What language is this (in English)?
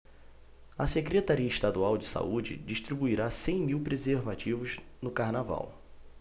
Portuguese